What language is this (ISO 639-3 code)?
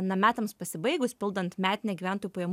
lit